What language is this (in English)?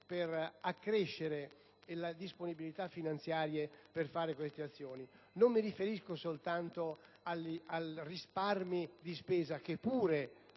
Italian